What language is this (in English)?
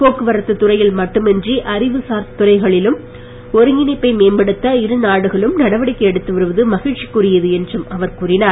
Tamil